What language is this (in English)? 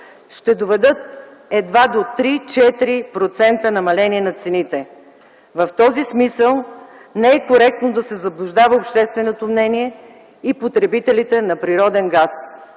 Bulgarian